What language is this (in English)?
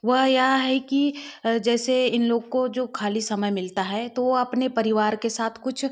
Hindi